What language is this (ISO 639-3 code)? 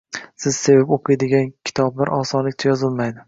uzb